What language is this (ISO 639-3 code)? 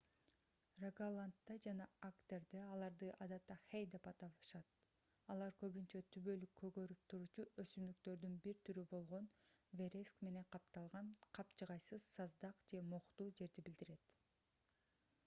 kir